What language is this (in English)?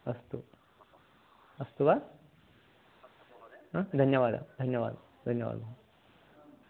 Sanskrit